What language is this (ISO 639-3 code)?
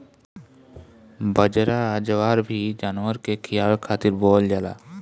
bho